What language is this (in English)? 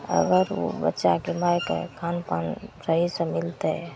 Maithili